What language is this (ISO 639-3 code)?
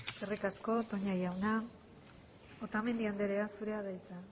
eus